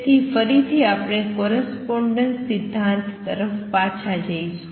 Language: Gujarati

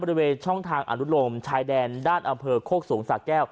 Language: Thai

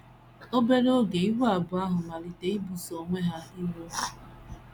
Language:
Igbo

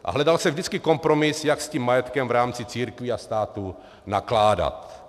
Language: Czech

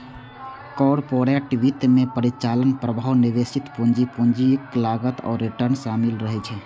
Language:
Maithili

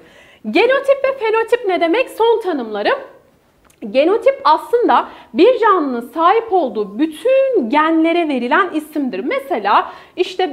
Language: Turkish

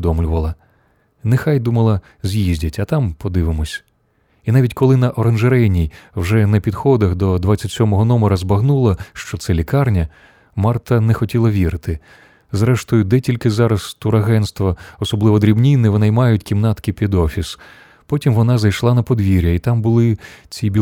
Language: Ukrainian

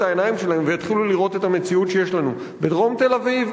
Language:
Hebrew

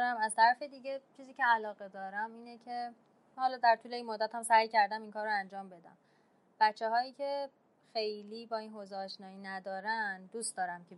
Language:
Persian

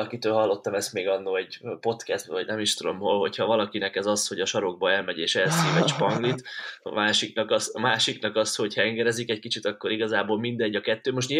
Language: Hungarian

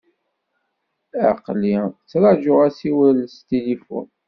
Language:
Kabyle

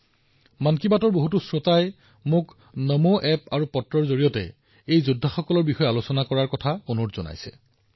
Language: Assamese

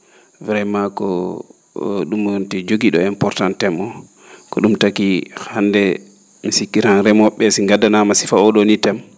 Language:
Fula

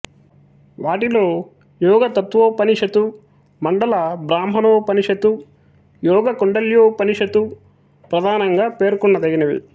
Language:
Telugu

